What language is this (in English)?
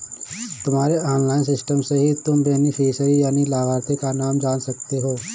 Hindi